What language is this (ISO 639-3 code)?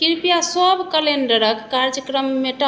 mai